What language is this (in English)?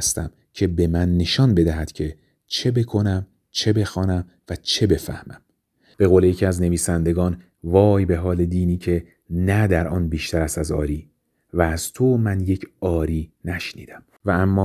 Persian